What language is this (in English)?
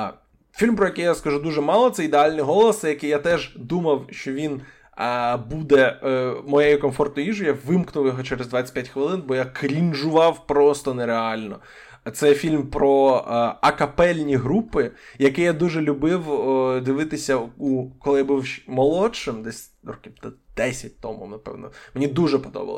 Ukrainian